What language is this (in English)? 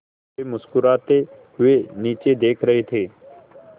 Hindi